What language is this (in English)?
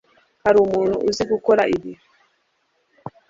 Kinyarwanda